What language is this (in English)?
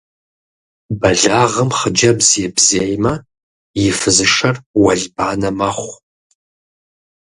Kabardian